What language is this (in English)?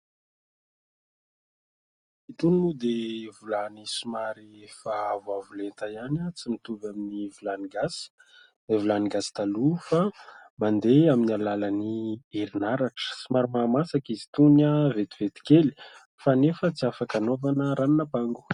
Malagasy